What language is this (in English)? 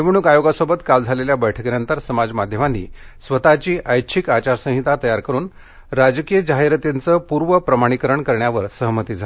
Marathi